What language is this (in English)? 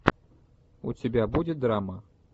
Russian